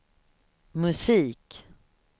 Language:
Swedish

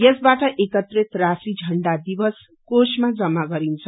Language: Nepali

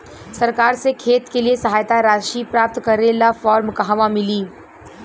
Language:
Bhojpuri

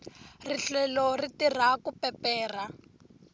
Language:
Tsonga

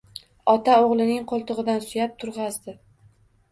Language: Uzbek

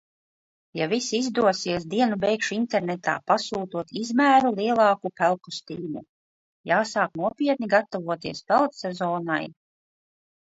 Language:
Latvian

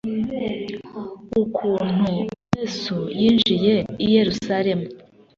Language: Kinyarwanda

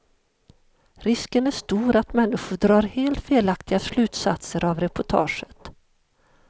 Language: Swedish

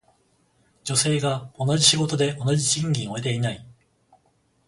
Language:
Japanese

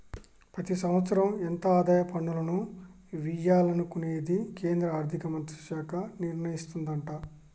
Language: Telugu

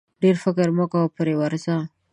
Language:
Pashto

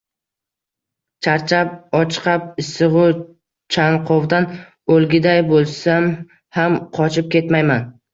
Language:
Uzbek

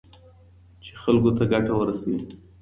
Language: Pashto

